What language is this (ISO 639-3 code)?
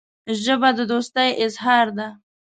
pus